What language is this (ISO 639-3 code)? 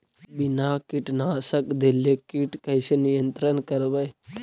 mag